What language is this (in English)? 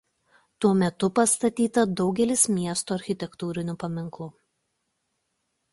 Lithuanian